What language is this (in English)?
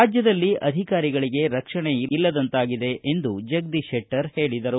Kannada